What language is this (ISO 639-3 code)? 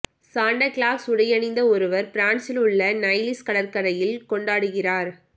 tam